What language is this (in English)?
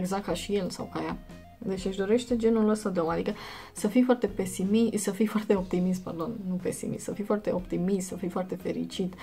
Romanian